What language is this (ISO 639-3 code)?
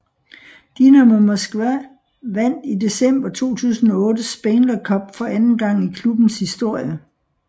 dan